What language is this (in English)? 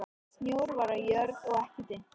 Icelandic